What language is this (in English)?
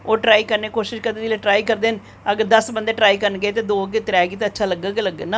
Dogri